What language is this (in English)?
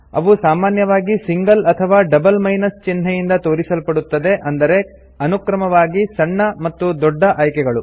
Kannada